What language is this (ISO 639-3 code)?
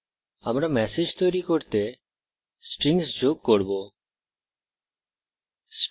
ben